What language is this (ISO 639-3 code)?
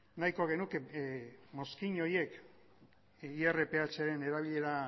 eus